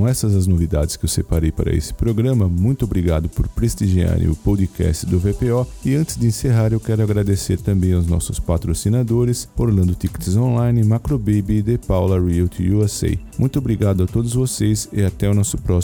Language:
Portuguese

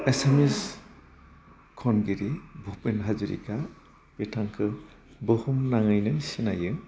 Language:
Bodo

